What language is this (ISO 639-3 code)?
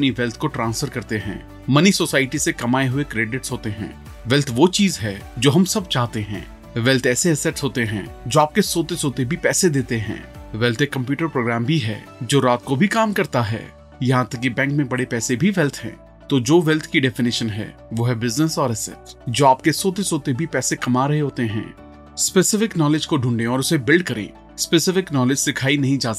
hin